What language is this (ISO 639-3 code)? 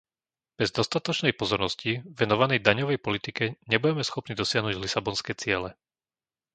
slk